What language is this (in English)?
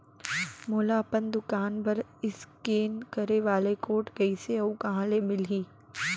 Chhattisgarhi